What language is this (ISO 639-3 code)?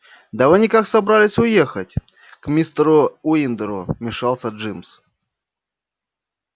rus